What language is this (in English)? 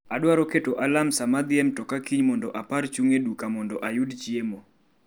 Luo (Kenya and Tanzania)